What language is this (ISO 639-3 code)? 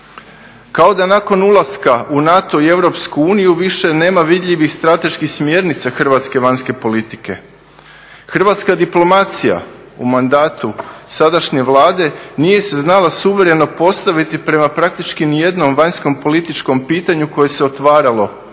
hrv